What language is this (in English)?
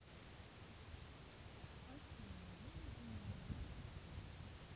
Russian